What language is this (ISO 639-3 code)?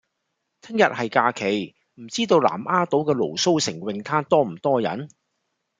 yue